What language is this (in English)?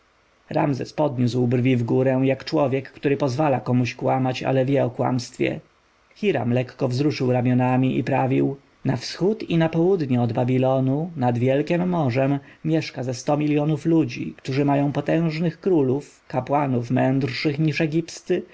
Polish